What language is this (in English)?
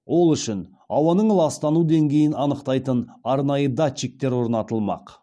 Kazakh